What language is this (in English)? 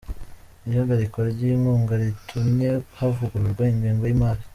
Kinyarwanda